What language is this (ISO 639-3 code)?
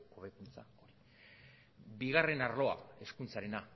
eus